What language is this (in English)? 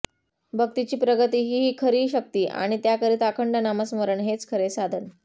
Marathi